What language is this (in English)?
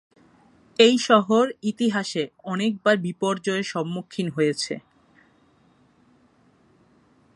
Bangla